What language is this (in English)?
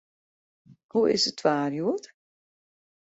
Western Frisian